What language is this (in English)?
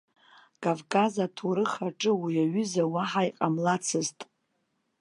Abkhazian